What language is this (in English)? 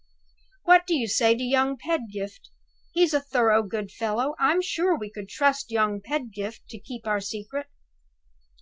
English